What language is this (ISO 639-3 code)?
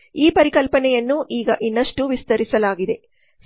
kan